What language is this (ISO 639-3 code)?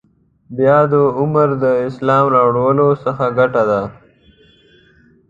pus